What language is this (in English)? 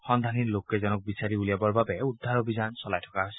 Assamese